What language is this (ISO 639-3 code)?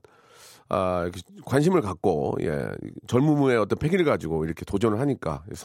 kor